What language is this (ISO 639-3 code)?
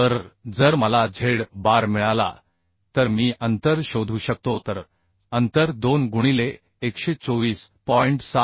mar